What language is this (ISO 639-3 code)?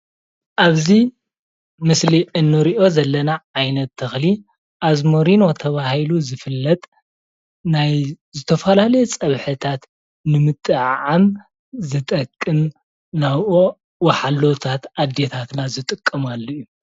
tir